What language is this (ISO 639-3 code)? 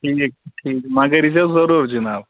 kas